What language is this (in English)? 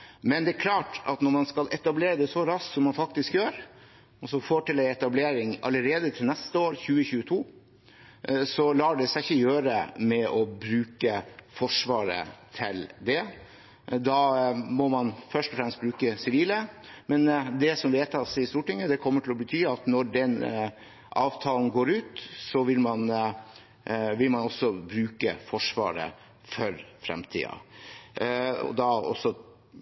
Norwegian Bokmål